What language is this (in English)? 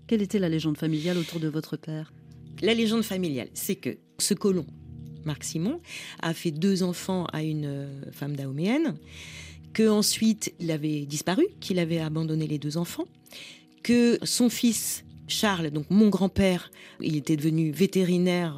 French